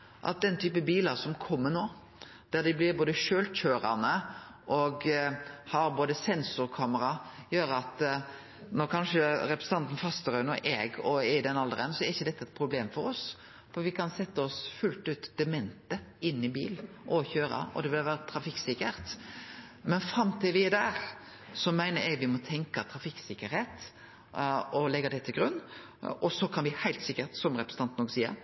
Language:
Norwegian Nynorsk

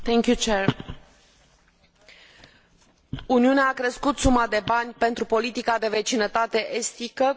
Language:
Romanian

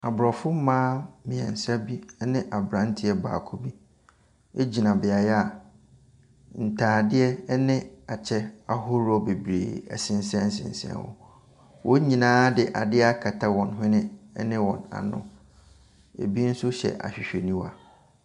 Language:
Akan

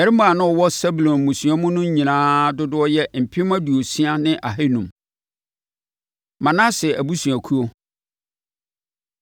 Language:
Akan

